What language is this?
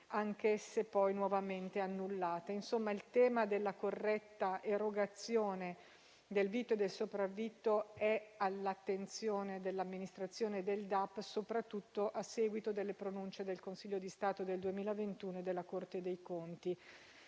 Italian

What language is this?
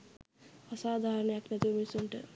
Sinhala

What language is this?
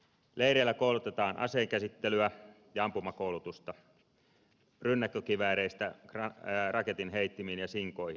Finnish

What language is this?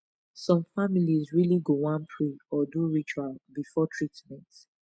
Nigerian Pidgin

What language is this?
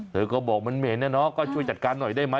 Thai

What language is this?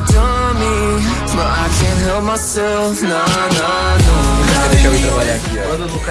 English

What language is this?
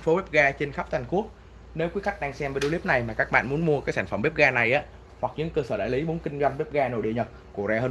Vietnamese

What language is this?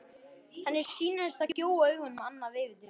Icelandic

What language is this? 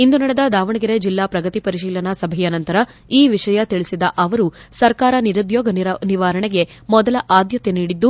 Kannada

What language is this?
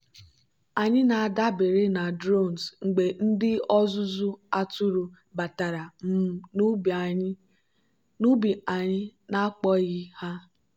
Igbo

